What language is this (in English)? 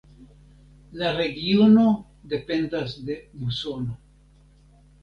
Esperanto